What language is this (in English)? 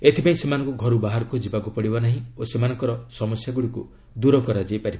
Odia